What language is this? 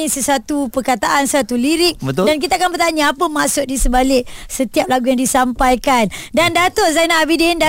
Malay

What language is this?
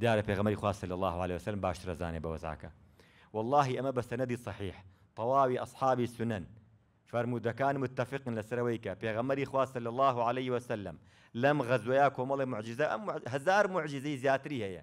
Arabic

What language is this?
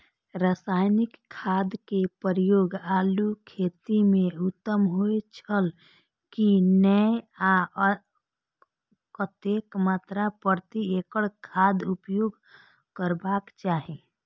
Maithili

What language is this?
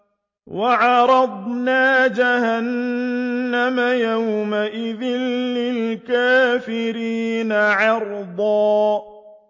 Arabic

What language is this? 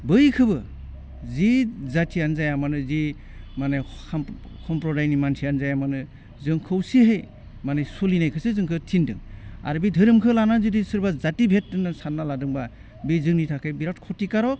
Bodo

